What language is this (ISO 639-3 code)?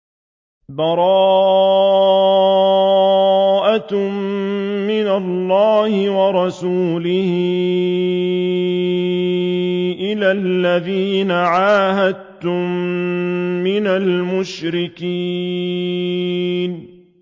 ara